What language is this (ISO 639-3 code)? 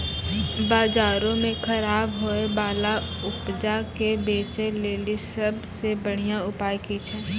mai